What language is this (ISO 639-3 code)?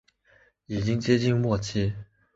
zho